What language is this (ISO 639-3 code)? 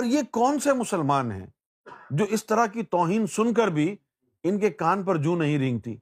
urd